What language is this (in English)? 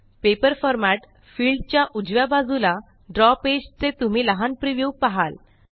Marathi